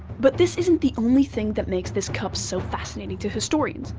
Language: English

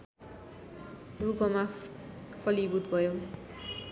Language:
Nepali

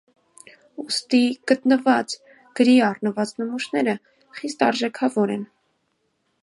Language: Armenian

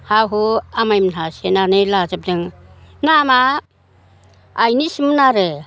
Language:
Bodo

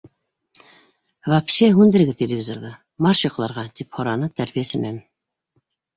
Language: Bashkir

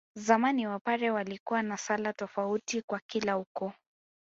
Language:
Swahili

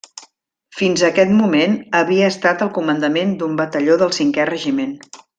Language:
Catalan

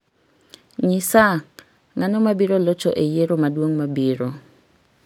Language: Luo (Kenya and Tanzania)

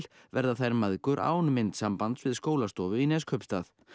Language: Icelandic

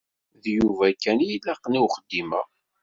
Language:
Kabyle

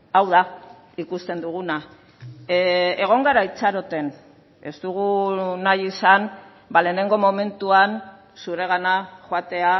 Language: Basque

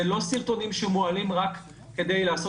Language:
Hebrew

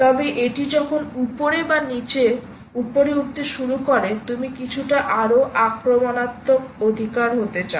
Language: Bangla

